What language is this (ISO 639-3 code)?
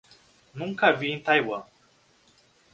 por